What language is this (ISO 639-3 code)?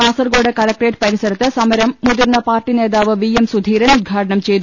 mal